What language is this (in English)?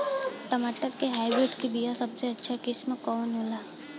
Bhojpuri